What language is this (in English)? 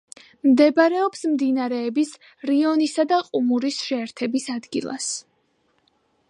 Georgian